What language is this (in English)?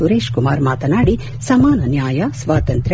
Kannada